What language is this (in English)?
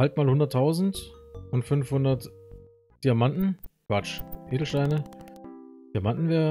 German